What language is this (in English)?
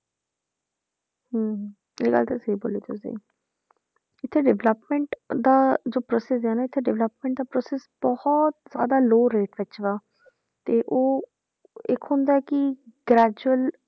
Punjabi